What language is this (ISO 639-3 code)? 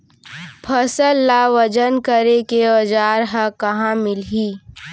hne